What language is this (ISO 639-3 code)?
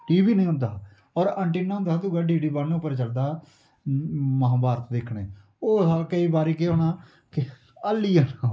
doi